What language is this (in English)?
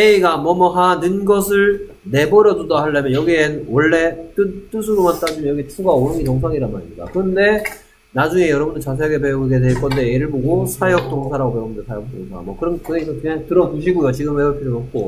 Korean